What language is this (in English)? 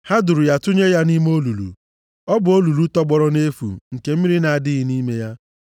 Igbo